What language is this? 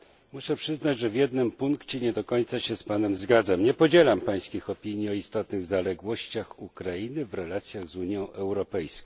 Polish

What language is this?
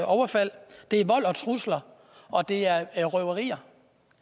Danish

